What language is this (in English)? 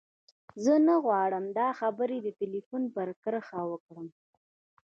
Pashto